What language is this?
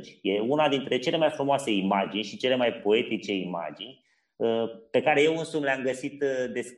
Romanian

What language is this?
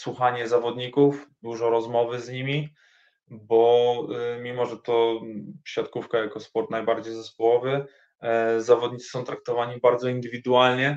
Polish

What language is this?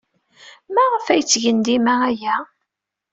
Kabyle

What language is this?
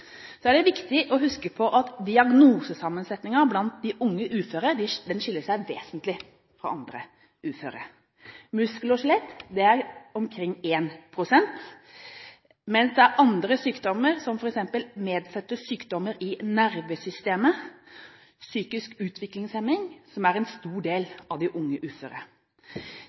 Norwegian Bokmål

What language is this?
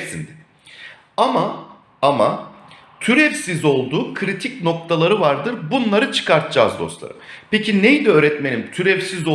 Turkish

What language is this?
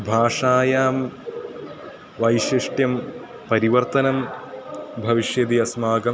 Sanskrit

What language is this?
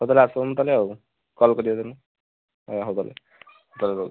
Odia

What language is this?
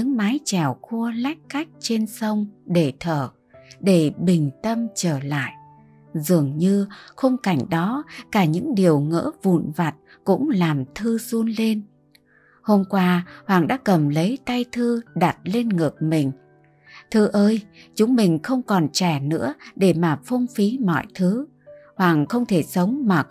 Vietnamese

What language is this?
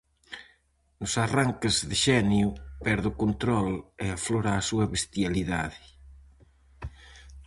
Galician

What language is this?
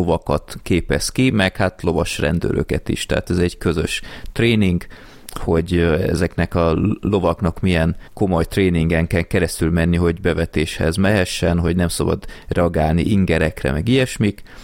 Hungarian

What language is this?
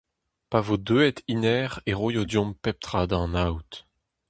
Breton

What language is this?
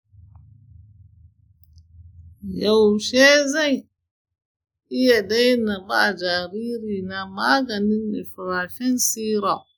Hausa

